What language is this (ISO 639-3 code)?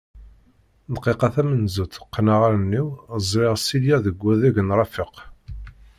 kab